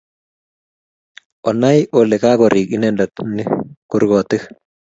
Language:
Kalenjin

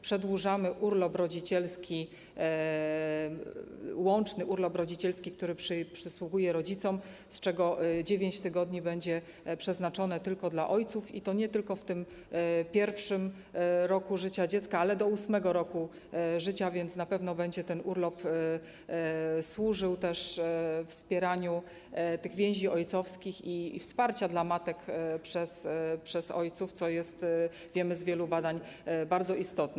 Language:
Polish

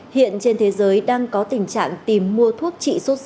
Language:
Vietnamese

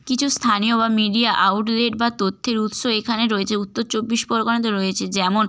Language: Bangla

